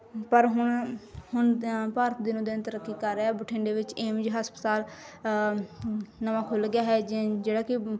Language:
Punjabi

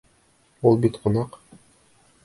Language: Bashkir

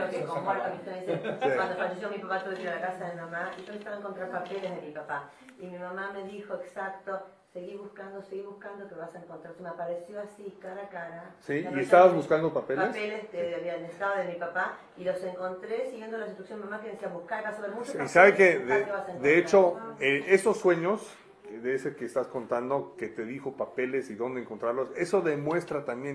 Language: Spanish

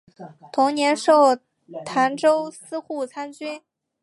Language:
Chinese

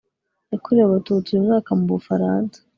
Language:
Kinyarwanda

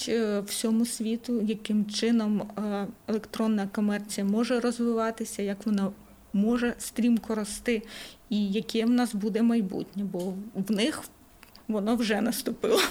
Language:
Ukrainian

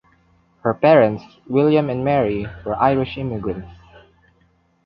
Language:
English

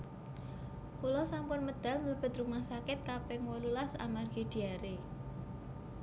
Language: Javanese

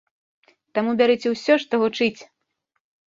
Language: Belarusian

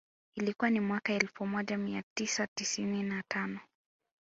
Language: Swahili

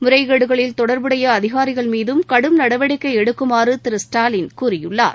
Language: Tamil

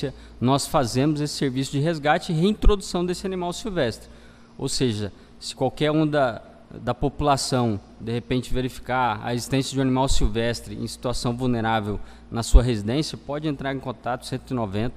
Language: Portuguese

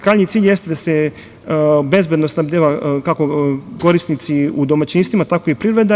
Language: Serbian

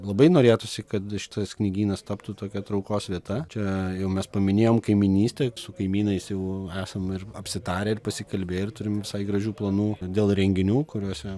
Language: Lithuanian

